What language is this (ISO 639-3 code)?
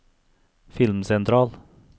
nor